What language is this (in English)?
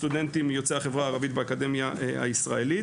Hebrew